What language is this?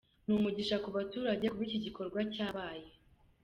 Kinyarwanda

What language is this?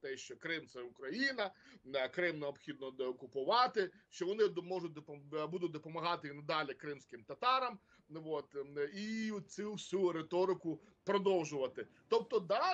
Ukrainian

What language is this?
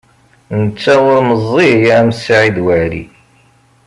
Kabyle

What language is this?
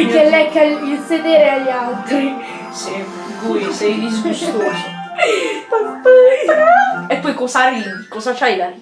Italian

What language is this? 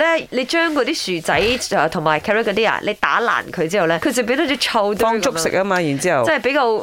Chinese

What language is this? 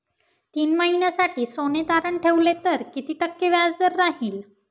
Marathi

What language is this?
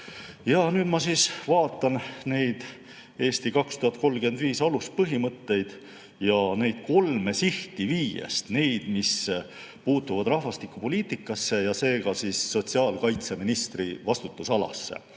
Estonian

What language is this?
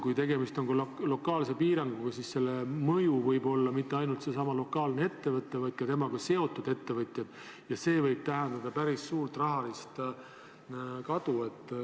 Estonian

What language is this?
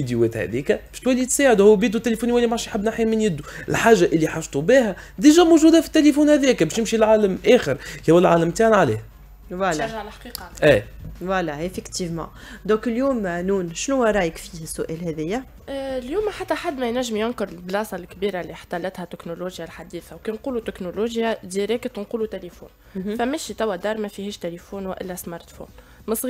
Arabic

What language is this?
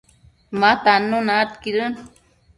Matsés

